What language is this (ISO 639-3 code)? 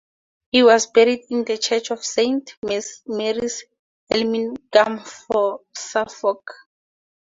eng